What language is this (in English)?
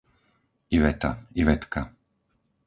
Slovak